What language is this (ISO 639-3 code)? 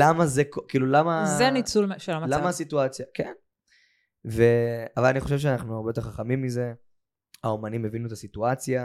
heb